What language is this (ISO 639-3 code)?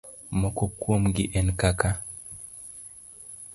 luo